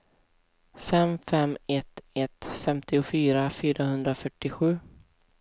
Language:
Swedish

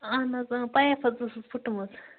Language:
Kashmiri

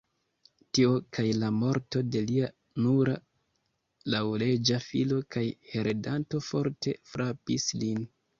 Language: Esperanto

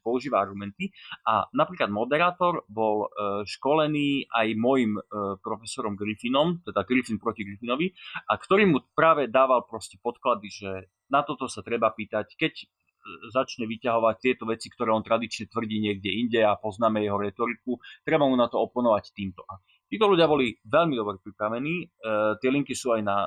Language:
Slovak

